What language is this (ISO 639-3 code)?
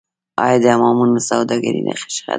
pus